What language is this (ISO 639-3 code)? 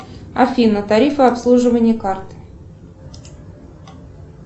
rus